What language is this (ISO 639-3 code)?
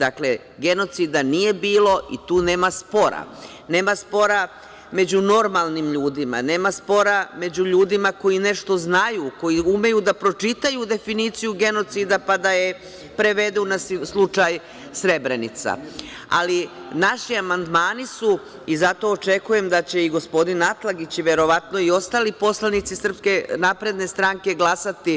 srp